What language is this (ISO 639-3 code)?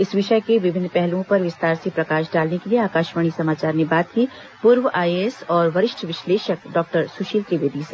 hin